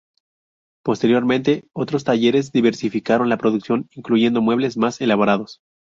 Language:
Spanish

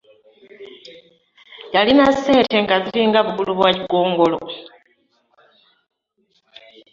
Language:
Ganda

